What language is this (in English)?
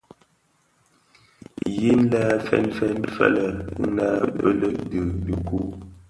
Bafia